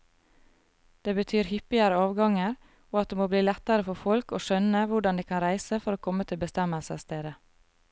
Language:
Norwegian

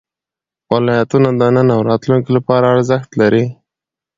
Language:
Pashto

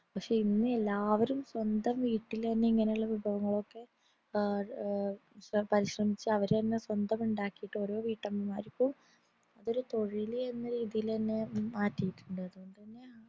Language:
Malayalam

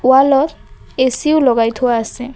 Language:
Assamese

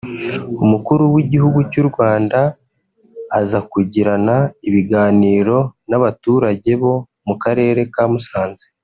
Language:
Kinyarwanda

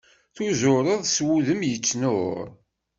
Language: Kabyle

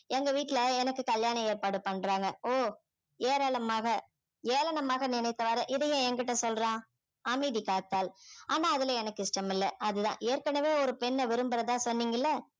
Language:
Tamil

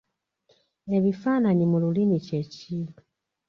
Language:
Ganda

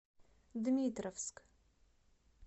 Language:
Russian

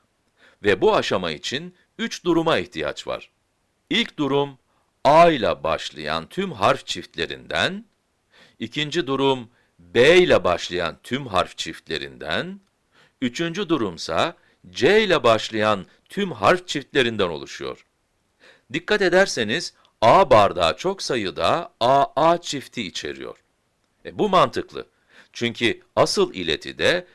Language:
Turkish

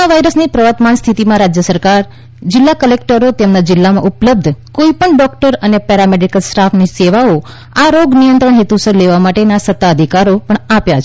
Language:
Gujarati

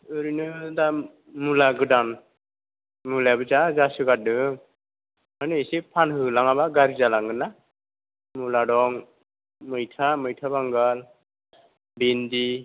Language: Bodo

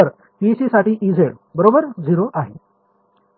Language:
Marathi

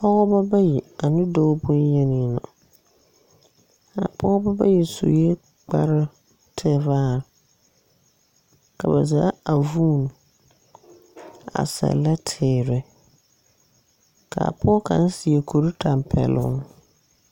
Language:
Southern Dagaare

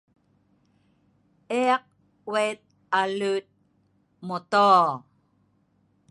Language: Sa'ban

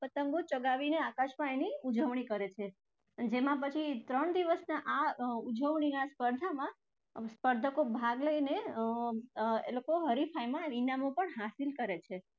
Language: Gujarati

